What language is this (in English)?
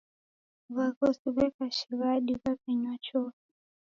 Taita